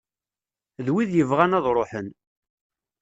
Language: Kabyle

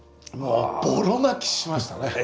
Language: Japanese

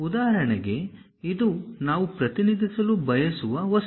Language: Kannada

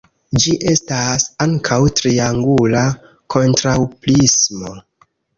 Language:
Esperanto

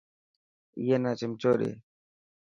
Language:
Dhatki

